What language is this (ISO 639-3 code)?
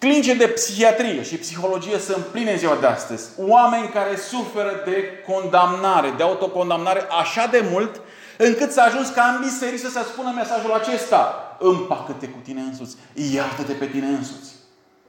ron